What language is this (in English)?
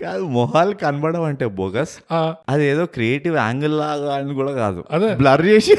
Telugu